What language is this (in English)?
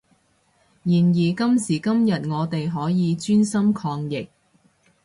Cantonese